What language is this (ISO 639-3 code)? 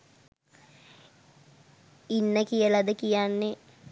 sin